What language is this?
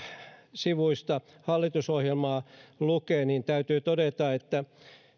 Finnish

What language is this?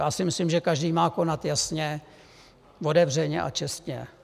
Czech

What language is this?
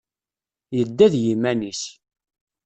Kabyle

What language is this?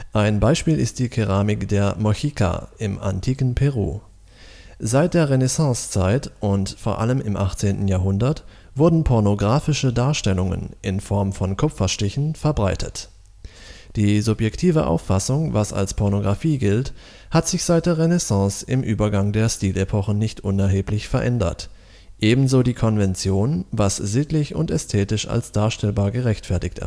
German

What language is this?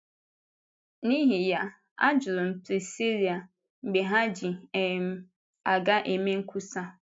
Igbo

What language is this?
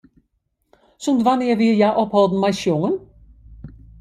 Western Frisian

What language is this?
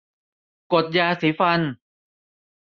Thai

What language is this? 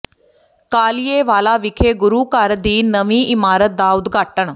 Punjabi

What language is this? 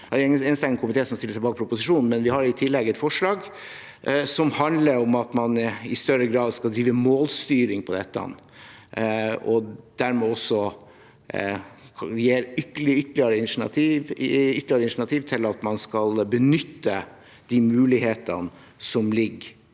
Norwegian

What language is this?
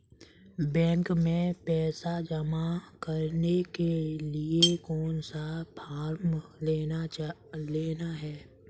Hindi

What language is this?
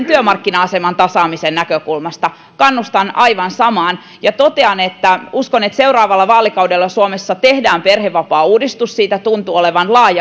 Finnish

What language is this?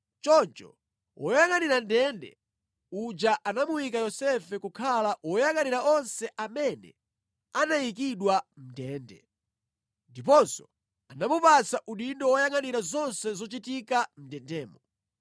Nyanja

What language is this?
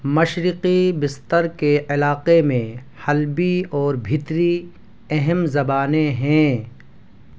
Urdu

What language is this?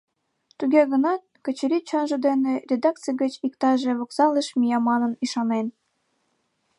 Mari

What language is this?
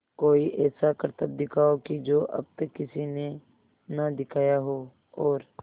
Hindi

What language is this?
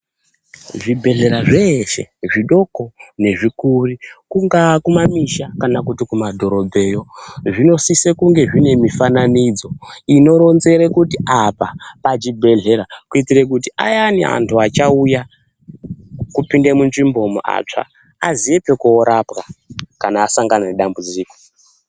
Ndau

